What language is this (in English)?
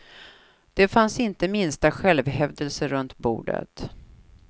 Swedish